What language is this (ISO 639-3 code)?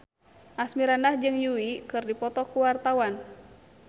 sun